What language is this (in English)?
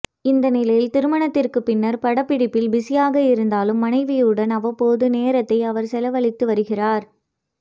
Tamil